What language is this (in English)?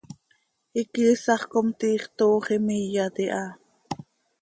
Seri